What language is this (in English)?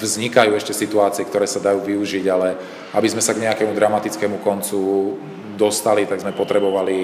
Slovak